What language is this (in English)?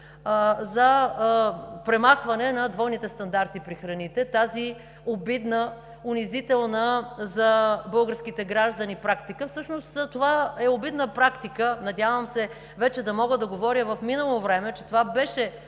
Bulgarian